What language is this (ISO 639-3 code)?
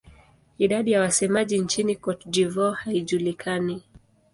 swa